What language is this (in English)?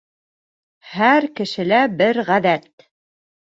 Bashkir